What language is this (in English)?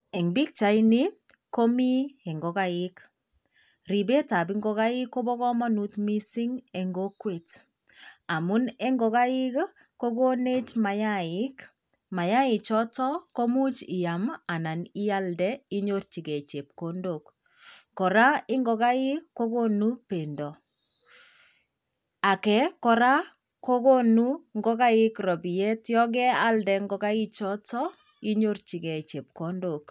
Kalenjin